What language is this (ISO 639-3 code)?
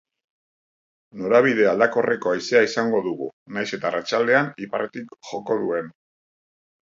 eus